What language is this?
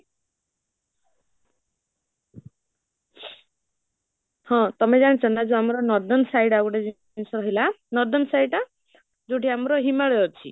Odia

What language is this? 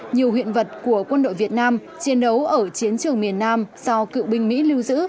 Vietnamese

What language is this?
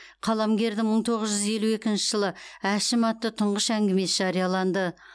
Kazakh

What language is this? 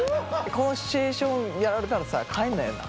Japanese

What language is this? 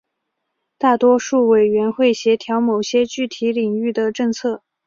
Chinese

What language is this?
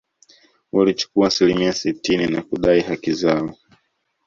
Swahili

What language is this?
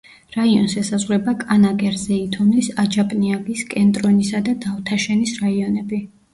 Georgian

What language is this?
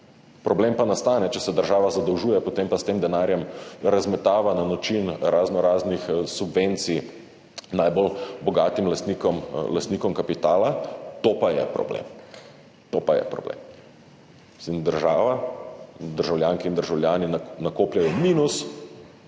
Slovenian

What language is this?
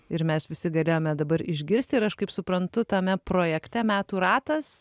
Lithuanian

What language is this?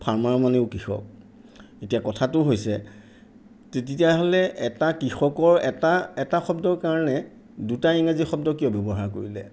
Assamese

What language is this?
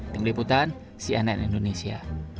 Indonesian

